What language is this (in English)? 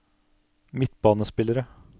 Norwegian